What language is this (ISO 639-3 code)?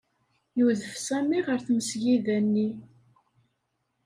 kab